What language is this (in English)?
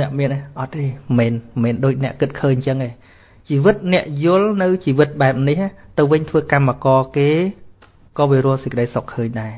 Vietnamese